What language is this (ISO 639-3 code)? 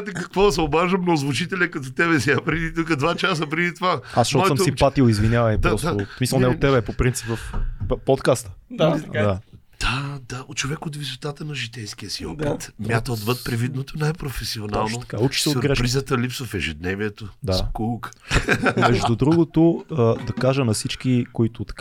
bul